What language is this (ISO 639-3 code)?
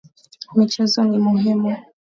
swa